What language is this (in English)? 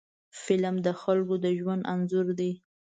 Pashto